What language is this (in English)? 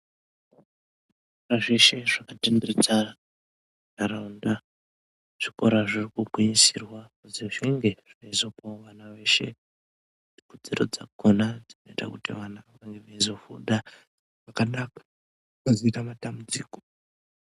Ndau